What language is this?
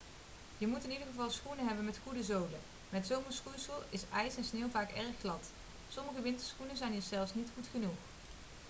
Dutch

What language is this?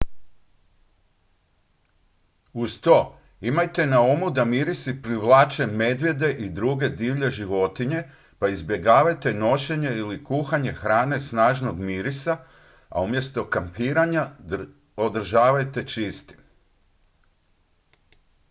Croatian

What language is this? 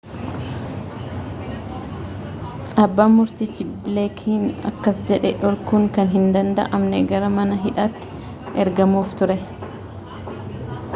Oromo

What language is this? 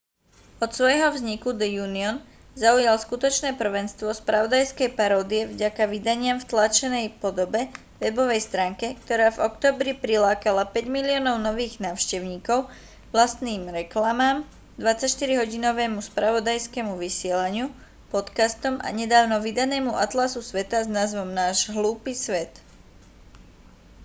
Slovak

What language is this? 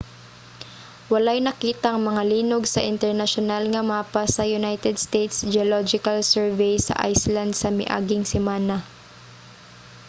Cebuano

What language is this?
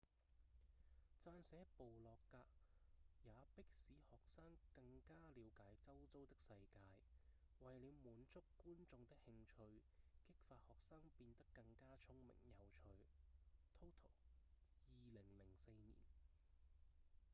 Cantonese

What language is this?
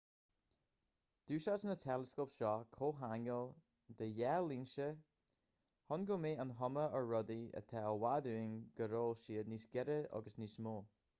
Irish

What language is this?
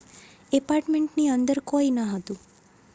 Gujarati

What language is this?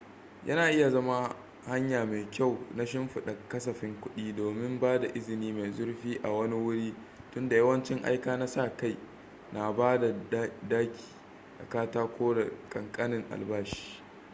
Hausa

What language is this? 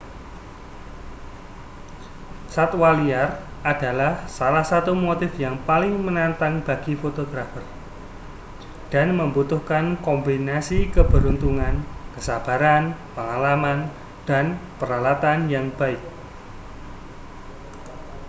Indonesian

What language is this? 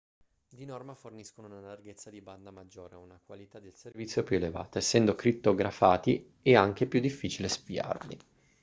Italian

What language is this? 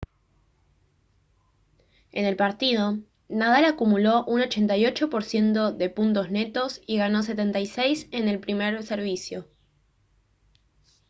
Spanish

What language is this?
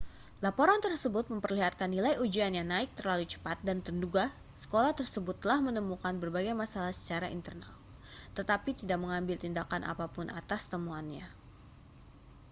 Indonesian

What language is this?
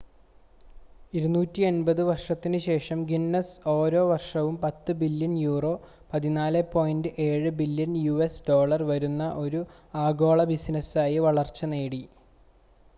Malayalam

